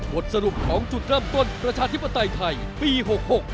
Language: Thai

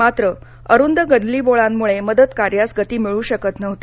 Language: Marathi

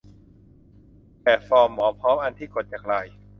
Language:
Thai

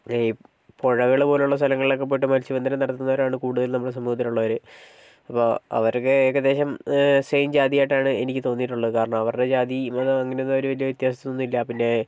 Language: Malayalam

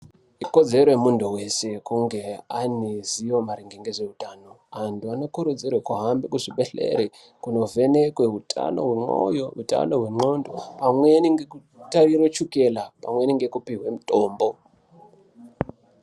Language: Ndau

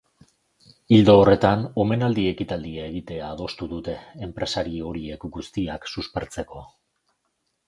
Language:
Basque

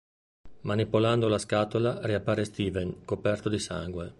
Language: Italian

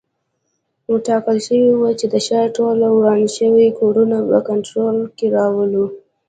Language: Pashto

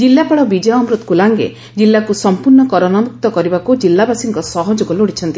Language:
Odia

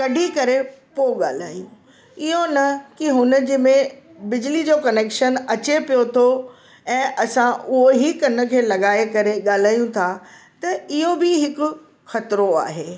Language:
Sindhi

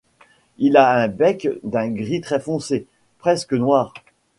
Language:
French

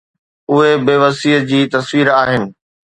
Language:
Sindhi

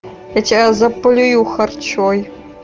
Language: Russian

